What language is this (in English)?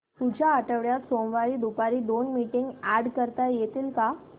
Marathi